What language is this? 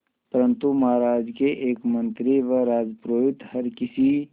Hindi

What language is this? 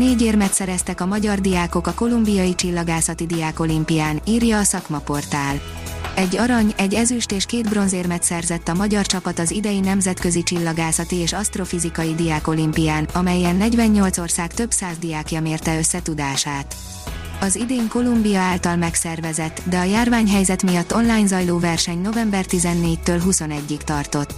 Hungarian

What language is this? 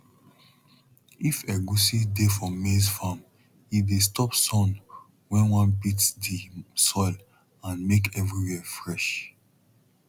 Nigerian Pidgin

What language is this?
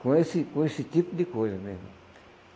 Portuguese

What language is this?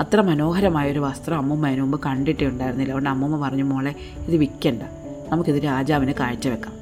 Malayalam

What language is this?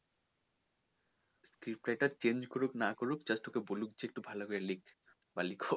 Bangla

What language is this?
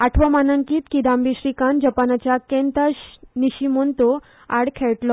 Konkani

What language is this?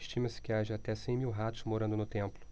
Portuguese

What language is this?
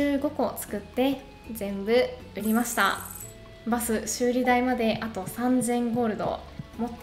Japanese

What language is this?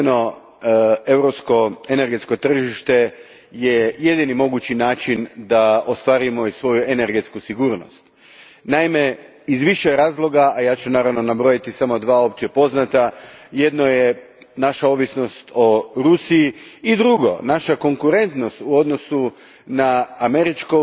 Croatian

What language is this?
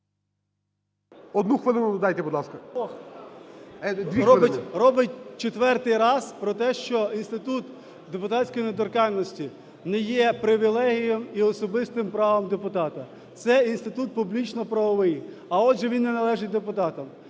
Ukrainian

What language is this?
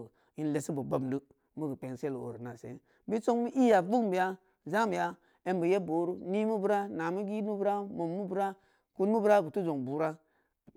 Samba Leko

